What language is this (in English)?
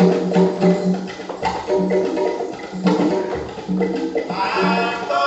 Korean